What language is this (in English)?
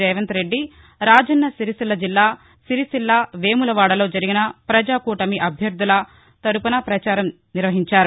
Telugu